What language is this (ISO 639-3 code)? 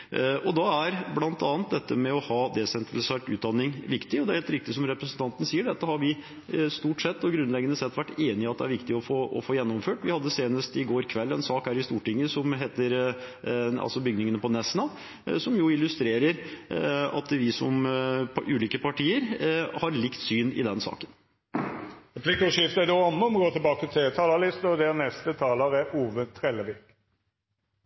nor